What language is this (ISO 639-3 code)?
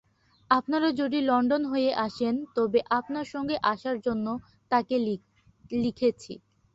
ben